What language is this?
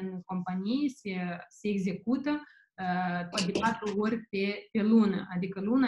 Romanian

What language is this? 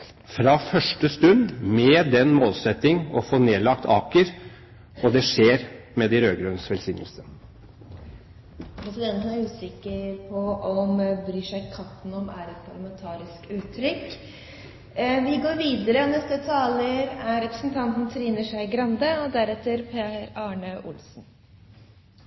Norwegian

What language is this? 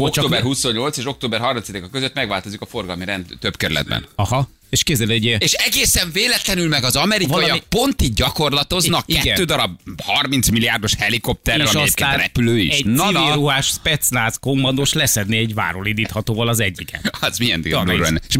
Hungarian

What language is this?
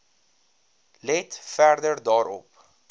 Afrikaans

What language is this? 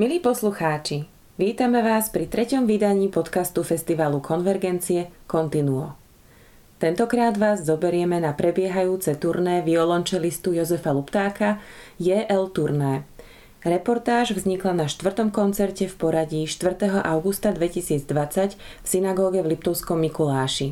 Slovak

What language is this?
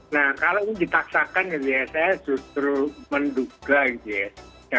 Indonesian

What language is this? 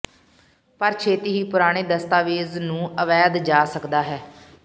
Punjabi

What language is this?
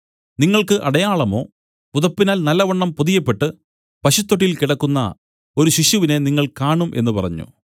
Malayalam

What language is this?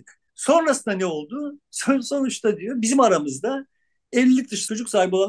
Turkish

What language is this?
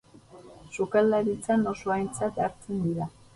Basque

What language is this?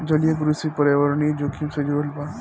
Bhojpuri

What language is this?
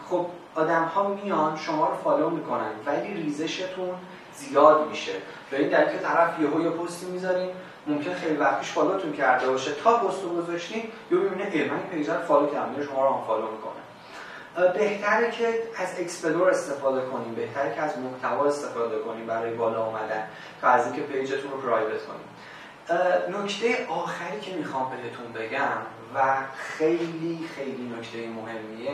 Persian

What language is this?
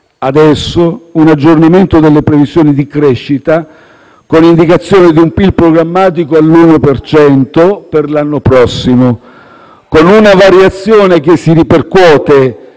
Italian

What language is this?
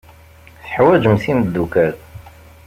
Kabyle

